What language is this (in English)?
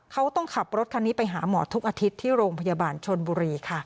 Thai